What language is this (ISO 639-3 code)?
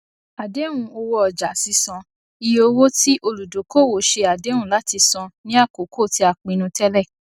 yor